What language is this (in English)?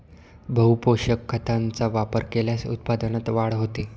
Marathi